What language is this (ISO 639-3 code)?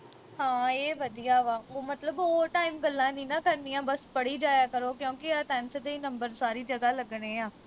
pan